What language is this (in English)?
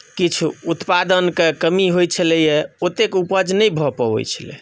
Maithili